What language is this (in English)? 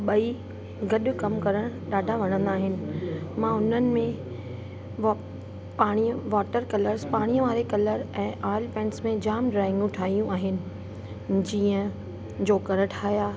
Sindhi